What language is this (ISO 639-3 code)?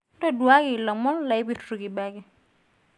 mas